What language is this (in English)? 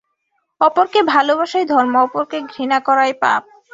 Bangla